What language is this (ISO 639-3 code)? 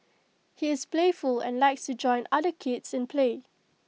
eng